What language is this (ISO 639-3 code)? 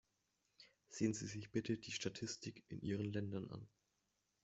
deu